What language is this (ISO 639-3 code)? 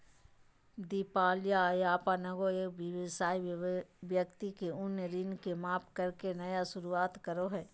mag